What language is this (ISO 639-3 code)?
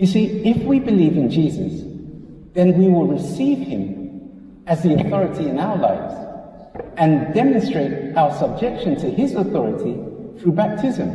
eng